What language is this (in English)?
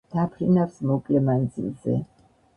Georgian